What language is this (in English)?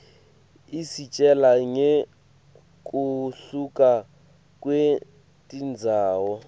Swati